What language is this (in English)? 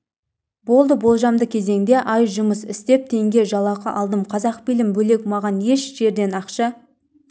Kazakh